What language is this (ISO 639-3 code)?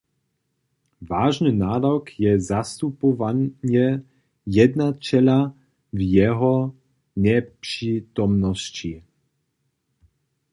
hsb